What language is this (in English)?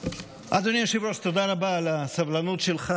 Hebrew